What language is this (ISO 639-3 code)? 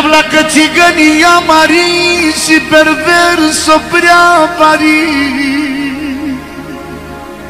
ron